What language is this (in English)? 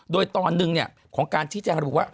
Thai